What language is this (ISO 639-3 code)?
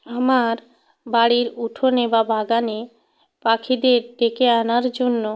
ben